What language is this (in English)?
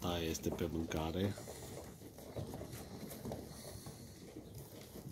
Romanian